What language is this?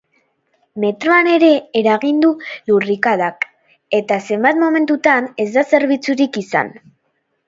Basque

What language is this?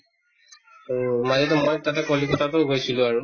Assamese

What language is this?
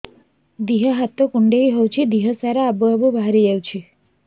Odia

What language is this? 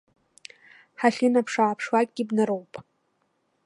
Abkhazian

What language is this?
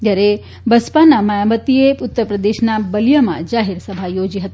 Gujarati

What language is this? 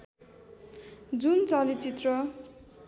Nepali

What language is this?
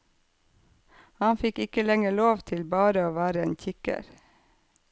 Norwegian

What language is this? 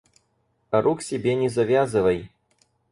Russian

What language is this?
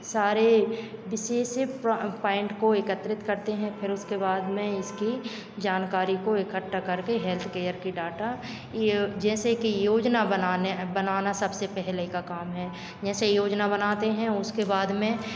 Hindi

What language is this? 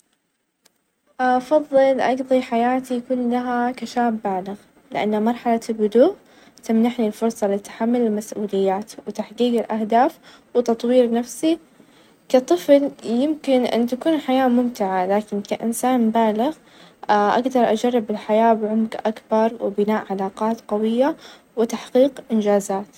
Najdi Arabic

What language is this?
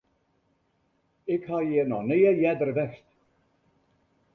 Western Frisian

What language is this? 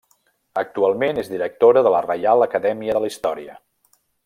Catalan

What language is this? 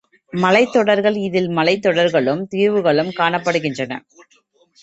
Tamil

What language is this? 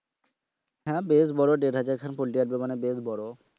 Bangla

